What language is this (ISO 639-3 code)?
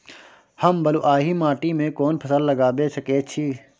mai